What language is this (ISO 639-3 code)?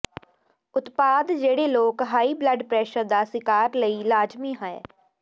pan